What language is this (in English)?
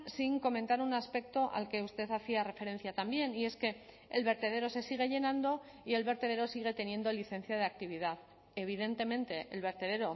Spanish